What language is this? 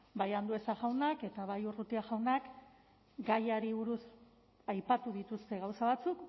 Basque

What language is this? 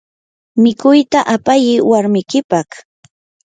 Yanahuanca Pasco Quechua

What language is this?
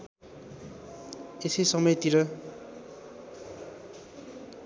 Nepali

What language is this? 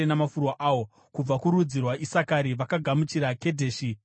Shona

